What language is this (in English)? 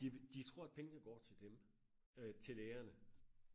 Danish